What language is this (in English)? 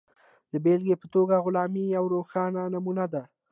Pashto